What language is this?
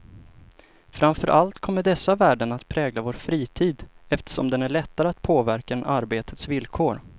Swedish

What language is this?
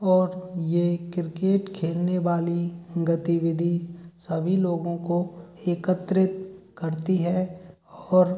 Hindi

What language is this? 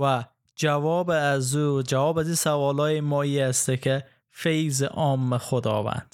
Persian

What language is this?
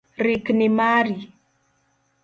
Luo (Kenya and Tanzania)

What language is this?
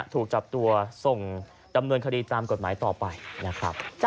Thai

